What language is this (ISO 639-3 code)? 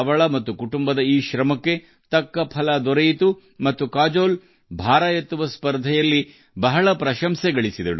kan